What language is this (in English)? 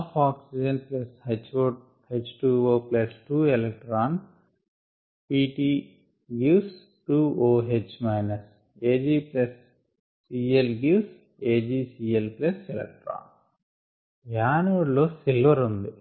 Telugu